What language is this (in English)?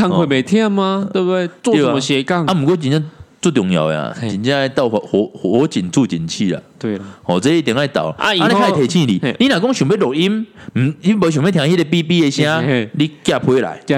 Chinese